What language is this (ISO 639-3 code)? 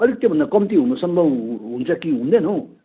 nep